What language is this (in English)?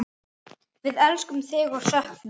Icelandic